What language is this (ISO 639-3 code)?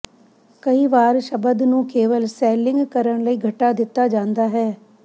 pan